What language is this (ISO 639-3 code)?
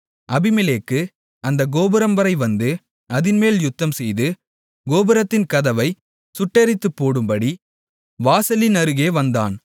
tam